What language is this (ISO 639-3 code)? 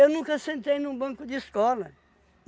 por